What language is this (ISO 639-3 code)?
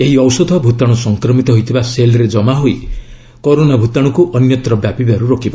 ori